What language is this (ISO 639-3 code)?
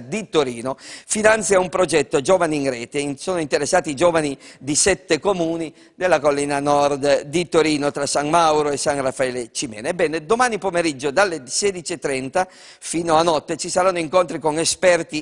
ita